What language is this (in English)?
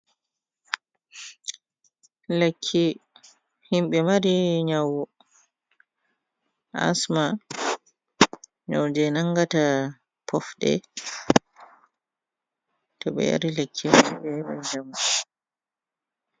Fula